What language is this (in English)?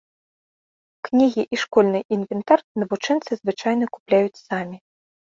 Belarusian